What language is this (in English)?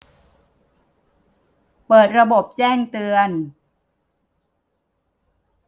Thai